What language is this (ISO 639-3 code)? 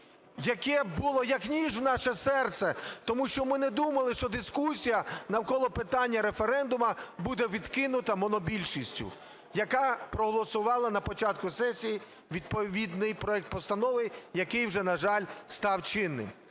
ukr